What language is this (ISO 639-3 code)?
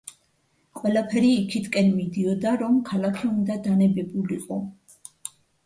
kat